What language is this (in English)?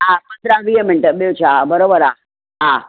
Sindhi